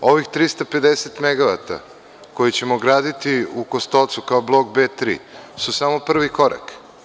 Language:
Serbian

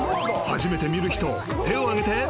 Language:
Japanese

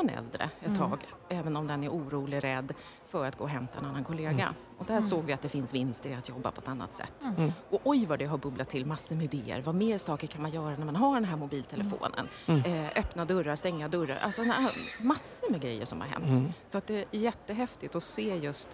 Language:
Swedish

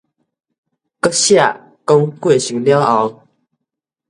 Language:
Min Nan Chinese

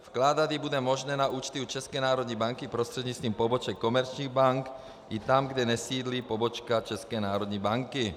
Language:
Czech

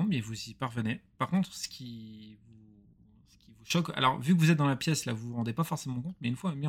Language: French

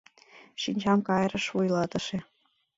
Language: Mari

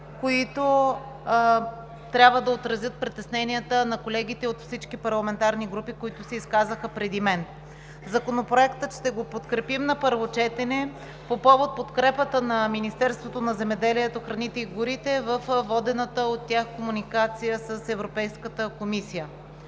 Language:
Bulgarian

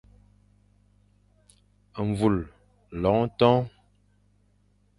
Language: Fang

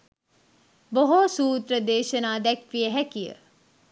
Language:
Sinhala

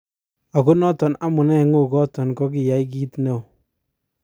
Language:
Kalenjin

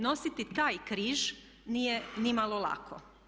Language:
Croatian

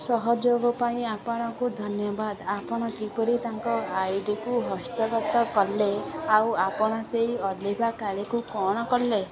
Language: Odia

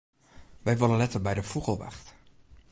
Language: Western Frisian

